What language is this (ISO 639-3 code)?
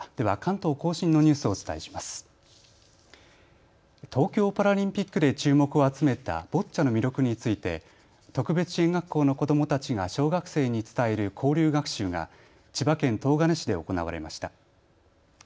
jpn